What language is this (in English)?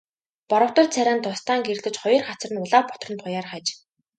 Mongolian